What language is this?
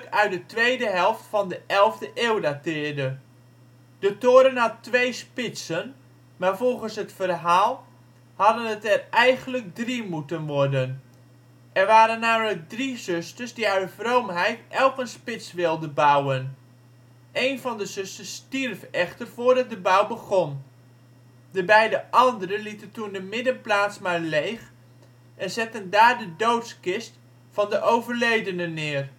Dutch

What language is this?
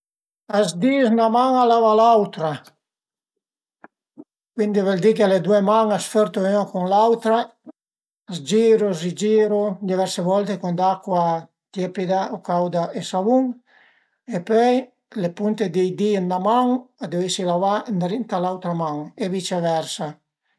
Piedmontese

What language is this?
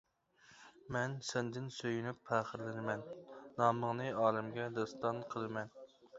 Uyghur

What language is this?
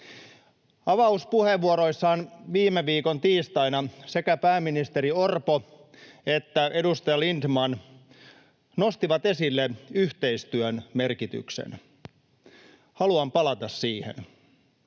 Finnish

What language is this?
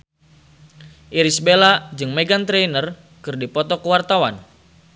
Sundanese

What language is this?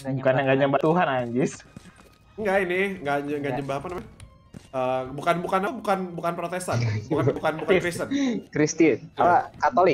Indonesian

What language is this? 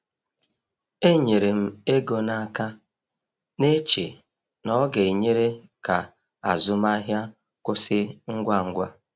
Igbo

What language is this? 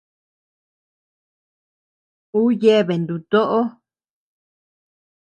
Tepeuxila Cuicatec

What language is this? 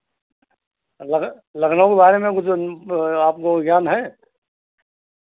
Hindi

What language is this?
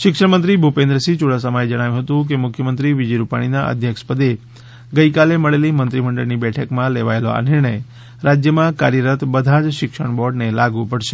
Gujarati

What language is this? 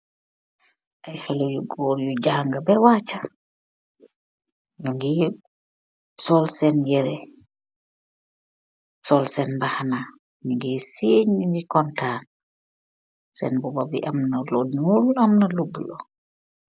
Wolof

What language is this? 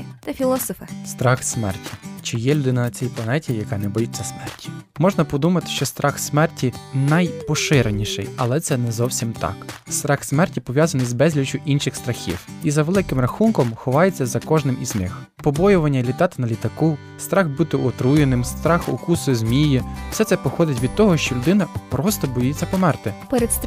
Ukrainian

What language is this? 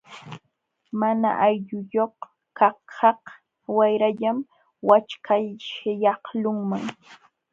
Jauja Wanca Quechua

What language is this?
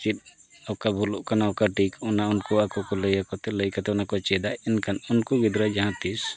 Santali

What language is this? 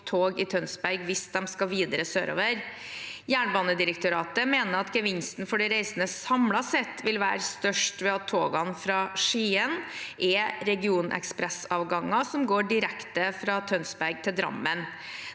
Norwegian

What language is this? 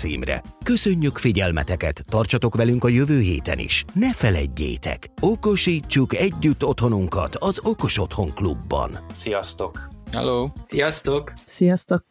Hungarian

